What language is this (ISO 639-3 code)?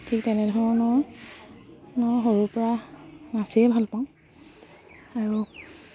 asm